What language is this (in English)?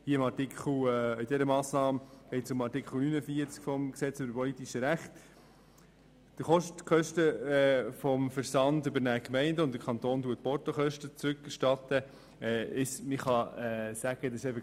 Swiss German